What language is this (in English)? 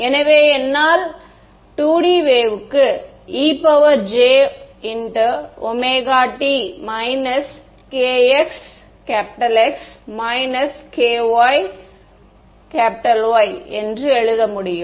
Tamil